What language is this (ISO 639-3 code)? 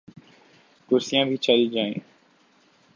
urd